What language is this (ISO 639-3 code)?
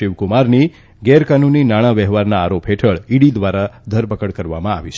guj